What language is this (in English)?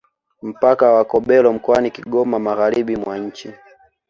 Swahili